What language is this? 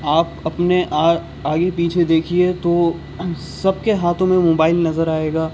Urdu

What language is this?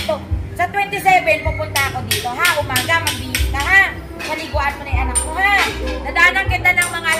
Filipino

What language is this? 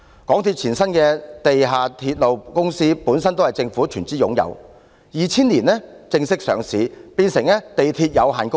Cantonese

